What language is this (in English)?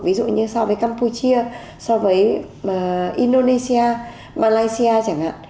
Vietnamese